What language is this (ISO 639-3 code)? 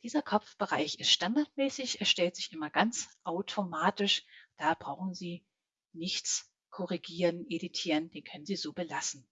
deu